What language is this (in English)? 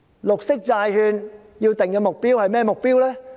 Cantonese